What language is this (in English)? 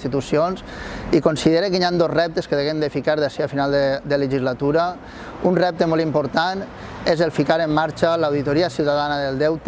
Catalan